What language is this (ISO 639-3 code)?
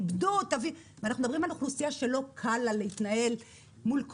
heb